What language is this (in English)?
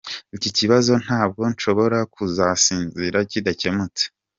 Kinyarwanda